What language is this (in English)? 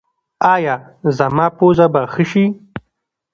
Pashto